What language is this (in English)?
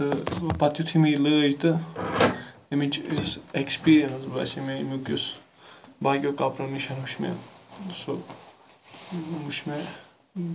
Kashmiri